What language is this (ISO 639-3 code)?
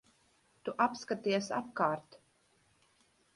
lav